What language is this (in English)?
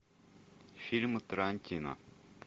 Russian